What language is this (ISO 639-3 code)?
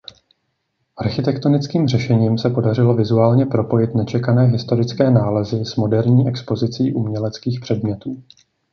ces